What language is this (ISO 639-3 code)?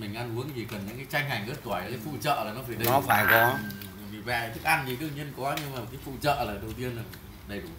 vie